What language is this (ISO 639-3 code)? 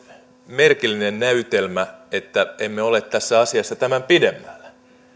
fin